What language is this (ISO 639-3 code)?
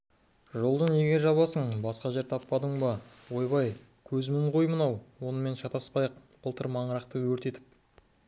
kaz